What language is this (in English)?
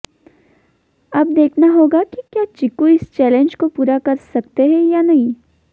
Hindi